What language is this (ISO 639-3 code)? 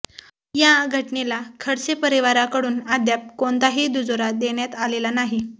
mar